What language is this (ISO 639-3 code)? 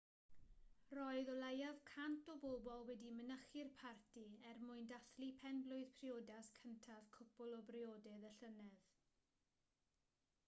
cym